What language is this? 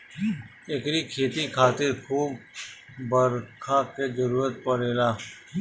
Bhojpuri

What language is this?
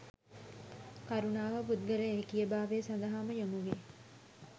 Sinhala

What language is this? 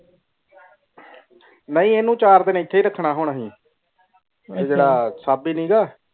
Punjabi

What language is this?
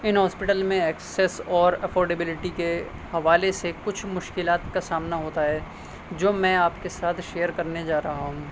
Urdu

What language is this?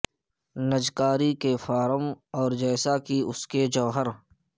Urdu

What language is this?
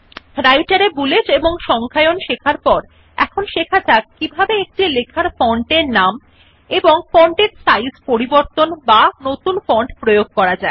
Bangla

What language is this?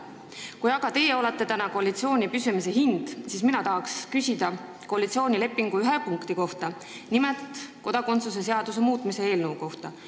Estonian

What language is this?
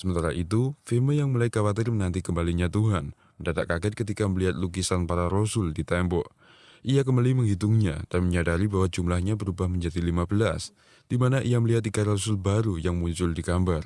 Indonesian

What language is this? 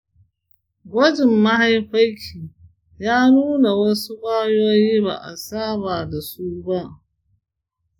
Hausa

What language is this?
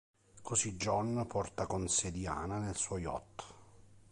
Italian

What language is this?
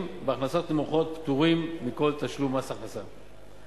Hebrew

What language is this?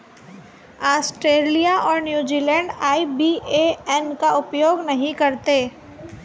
Hindi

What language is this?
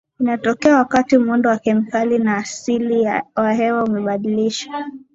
Swahili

